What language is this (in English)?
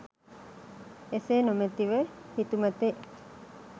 Sinhala